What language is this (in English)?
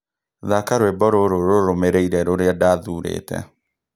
Kikuyu